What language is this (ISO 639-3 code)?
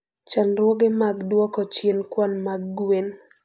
luo